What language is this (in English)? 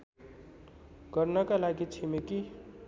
Nepali